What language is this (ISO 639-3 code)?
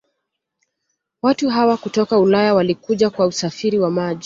swa